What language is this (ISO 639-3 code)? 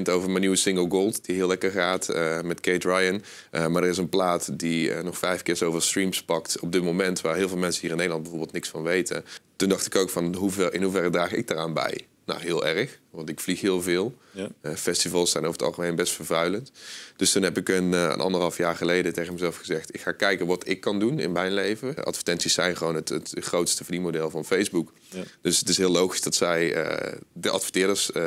nld